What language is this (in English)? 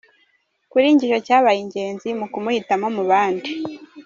Kinyarwanda